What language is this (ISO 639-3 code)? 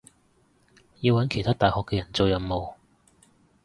yue